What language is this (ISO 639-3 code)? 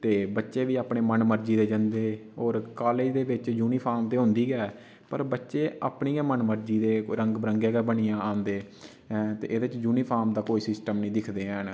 doi